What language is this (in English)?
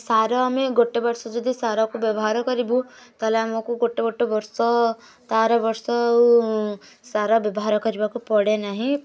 Odia